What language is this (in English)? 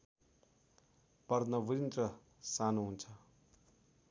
Nepali